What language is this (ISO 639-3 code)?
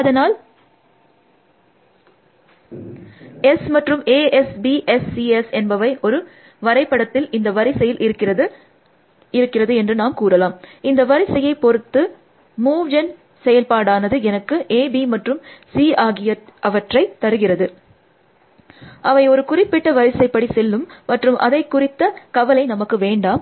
tam